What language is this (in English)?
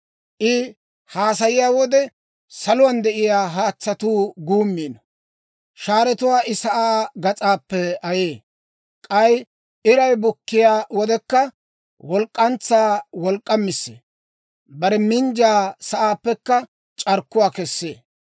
Dawro